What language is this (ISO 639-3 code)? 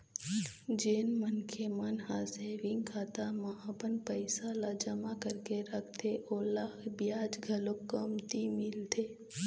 hne